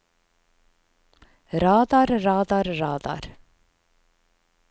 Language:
Norwegian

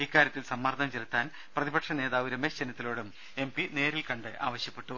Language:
Malayalam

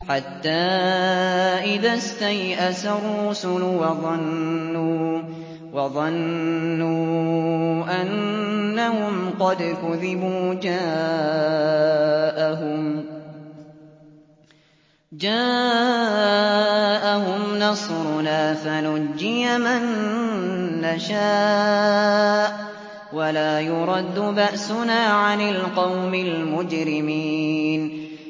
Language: Arabic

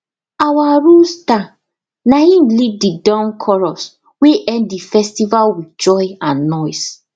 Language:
Nigerian Pidgin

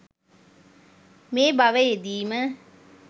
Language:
Sinhala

